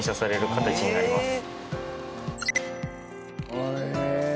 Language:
Japanese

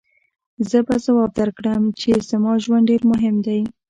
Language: Pashto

